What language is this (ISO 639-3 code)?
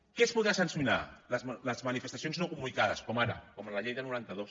cat